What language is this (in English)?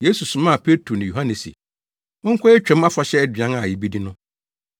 Akan